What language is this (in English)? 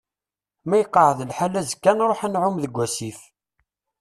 Kabyle